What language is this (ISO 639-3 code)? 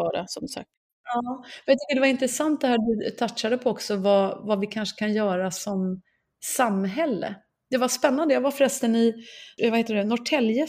swe